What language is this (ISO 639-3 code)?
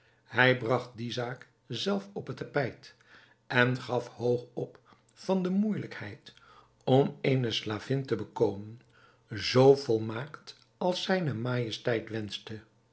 nld